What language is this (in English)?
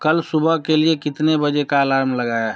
Hindi